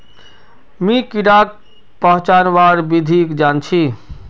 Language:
Magahi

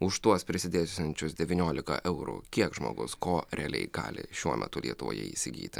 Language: Lithuanian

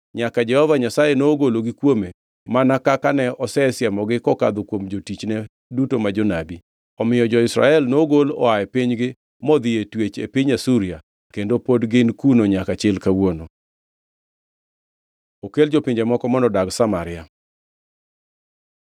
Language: Luo (Kenya and Tanzania)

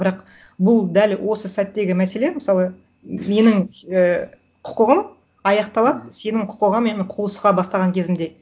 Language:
Kazakh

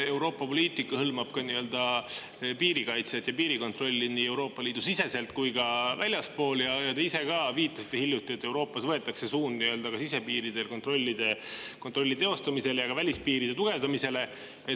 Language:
Estonian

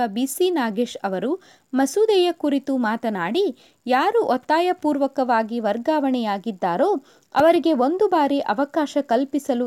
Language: Kannada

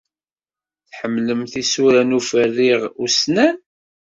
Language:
Kabyle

